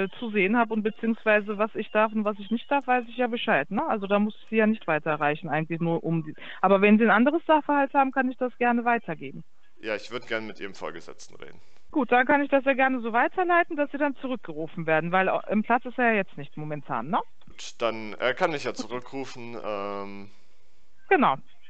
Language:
German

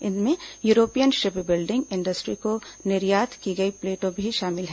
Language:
Hindi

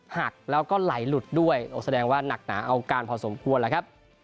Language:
Thai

